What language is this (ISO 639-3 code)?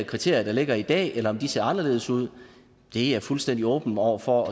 dan